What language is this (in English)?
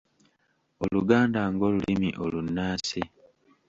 Ganda